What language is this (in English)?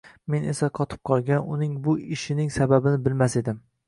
Uzbek